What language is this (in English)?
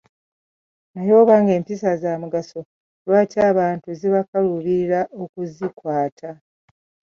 Ganda